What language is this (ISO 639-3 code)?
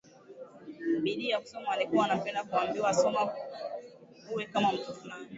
swa